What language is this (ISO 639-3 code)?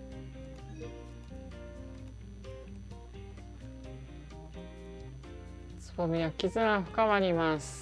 jpn